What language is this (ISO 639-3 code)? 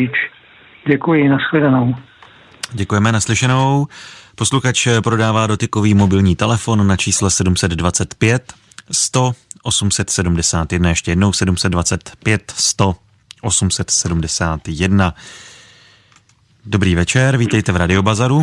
ces